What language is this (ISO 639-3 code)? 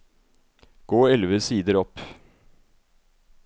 nor